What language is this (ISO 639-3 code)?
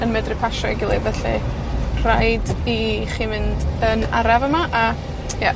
cym